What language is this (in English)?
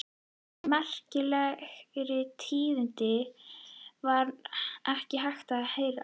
Icelandic